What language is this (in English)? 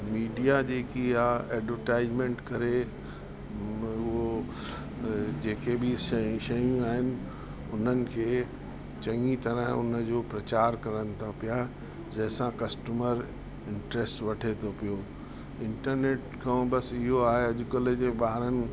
Sindhi